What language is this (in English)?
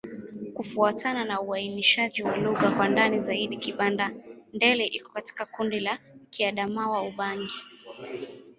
Swahili